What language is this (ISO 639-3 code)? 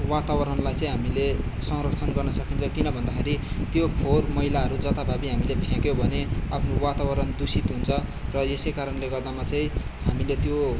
nep